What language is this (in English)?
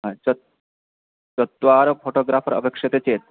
Sanskrit